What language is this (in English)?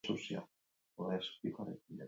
Basque